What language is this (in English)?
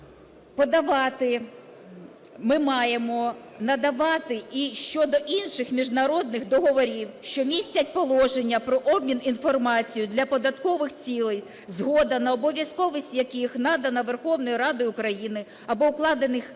Ukrainian